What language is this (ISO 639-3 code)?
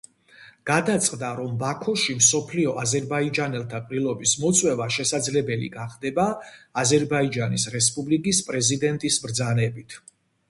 kat